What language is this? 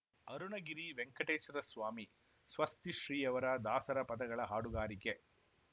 Kannada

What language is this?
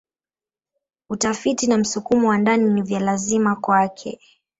Swahili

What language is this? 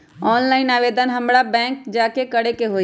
Magahi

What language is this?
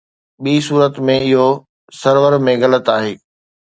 Sindhi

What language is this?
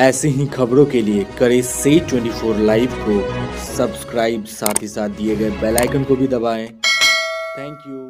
Hindi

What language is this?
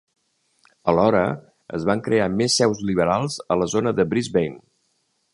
Catalan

